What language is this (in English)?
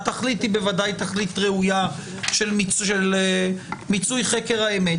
Hebrew